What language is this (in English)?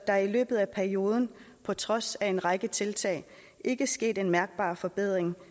Danish